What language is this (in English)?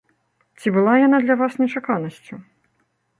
Belarusian